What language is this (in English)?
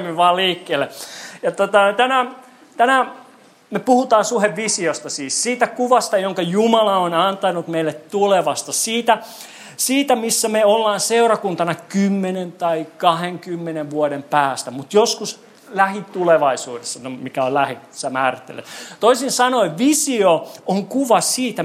Finnish